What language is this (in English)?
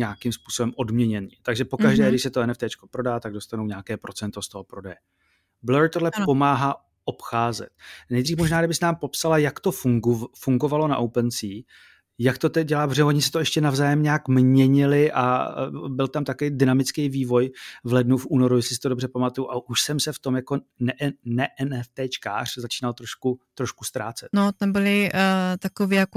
Czech